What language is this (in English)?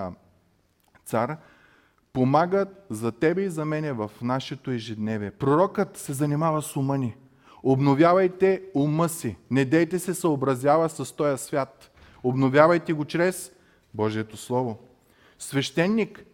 Bulgarian